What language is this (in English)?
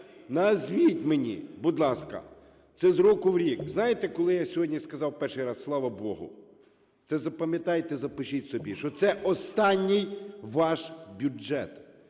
Ukrainian